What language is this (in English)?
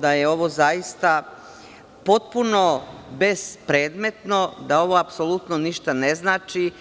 Serbian